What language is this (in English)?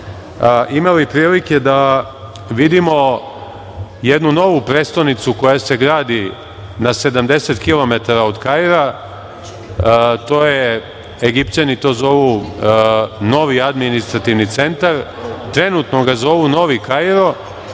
Serbian